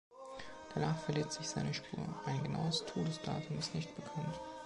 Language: German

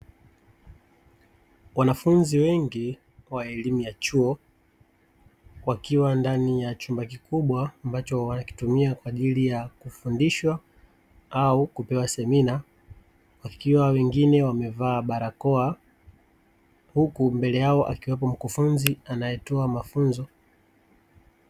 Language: Swahili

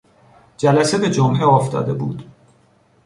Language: Persian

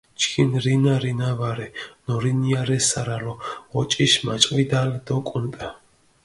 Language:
Mingrelian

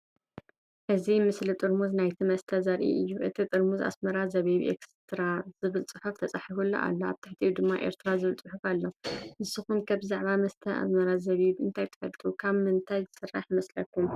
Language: Tigrinya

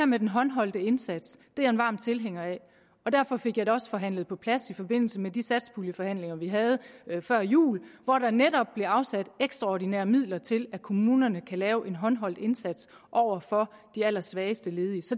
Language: Danish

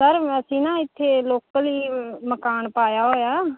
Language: Punjabi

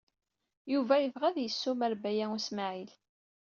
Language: Kabyle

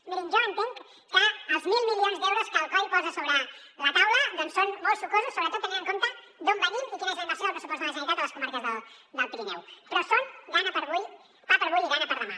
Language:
Catalan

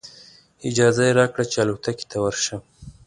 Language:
Pashto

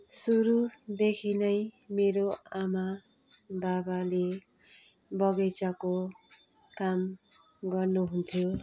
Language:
Nepali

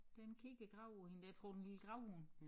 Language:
Danish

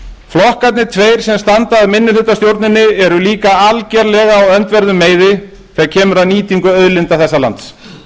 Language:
Icelandic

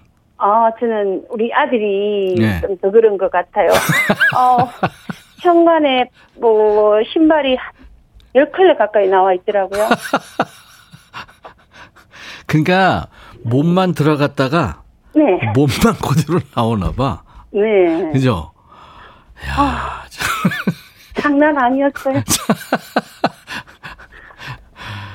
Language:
Korean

